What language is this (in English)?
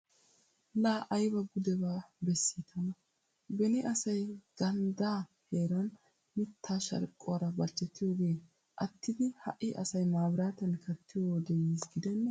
Wolaytta